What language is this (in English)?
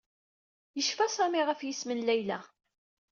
Kabyle